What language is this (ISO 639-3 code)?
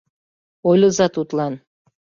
chm